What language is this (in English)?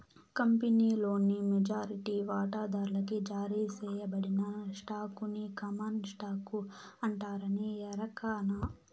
Telugu